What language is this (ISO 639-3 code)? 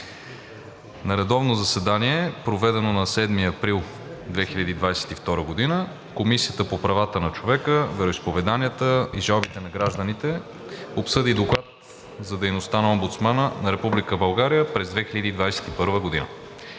bul